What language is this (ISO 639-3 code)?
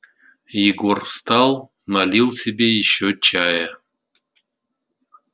rus